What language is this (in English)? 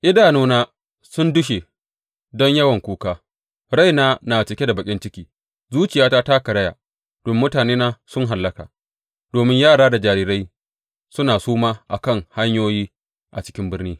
Hausa